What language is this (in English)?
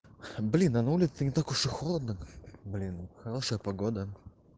Russian